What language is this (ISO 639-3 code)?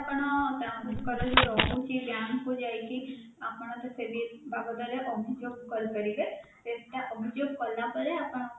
ori